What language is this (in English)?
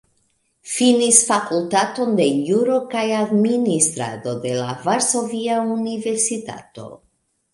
Esperanto